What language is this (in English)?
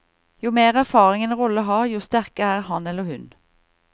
Norwegian